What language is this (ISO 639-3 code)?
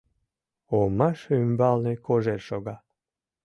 chm